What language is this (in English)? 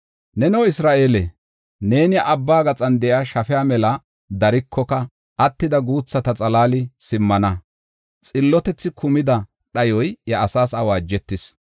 Gofa